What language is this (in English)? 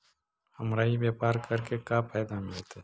Magahi